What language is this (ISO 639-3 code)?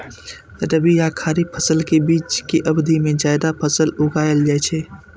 mai